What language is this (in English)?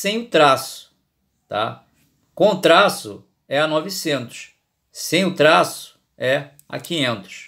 Portuguese